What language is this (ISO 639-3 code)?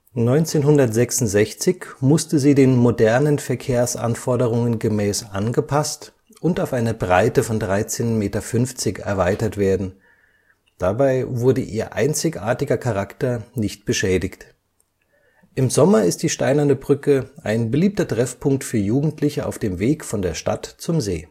deu